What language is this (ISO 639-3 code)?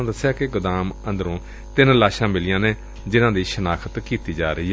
pan